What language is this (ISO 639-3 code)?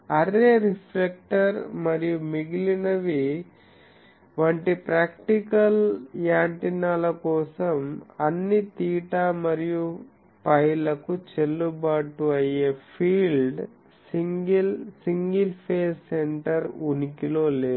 tel